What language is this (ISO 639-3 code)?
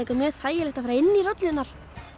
isl